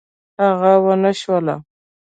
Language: Pashto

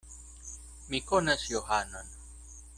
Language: Esperanto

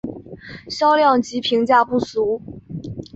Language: Chinese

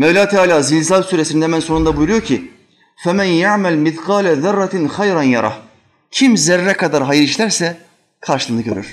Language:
Turkish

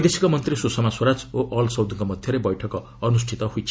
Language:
Odia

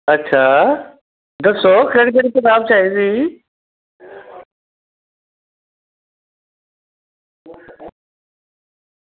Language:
Dogri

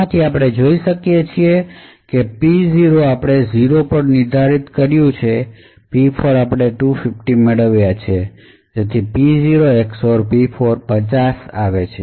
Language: Gujarati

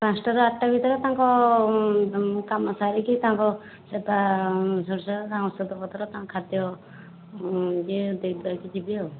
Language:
Odia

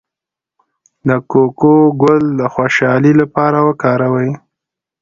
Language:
Pashto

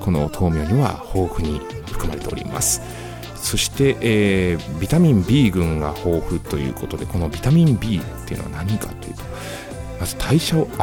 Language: Japanese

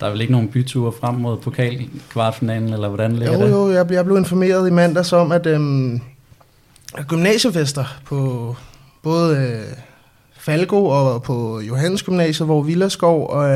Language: Danish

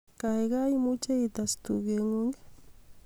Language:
Kalenjin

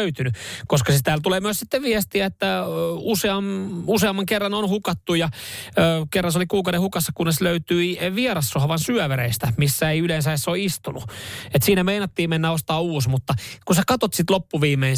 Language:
Finnish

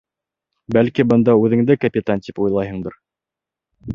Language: Bashkir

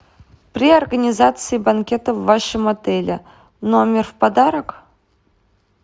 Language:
Russian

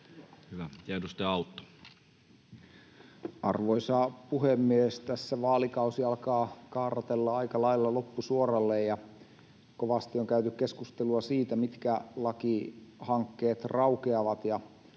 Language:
Finnish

